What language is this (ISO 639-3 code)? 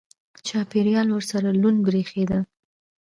pus